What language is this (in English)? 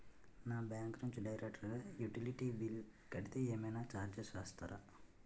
Telugu